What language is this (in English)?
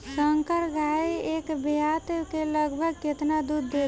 Bhojpuri